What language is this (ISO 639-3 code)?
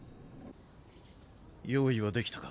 jpn